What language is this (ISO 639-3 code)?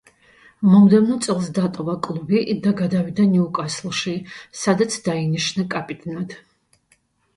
kat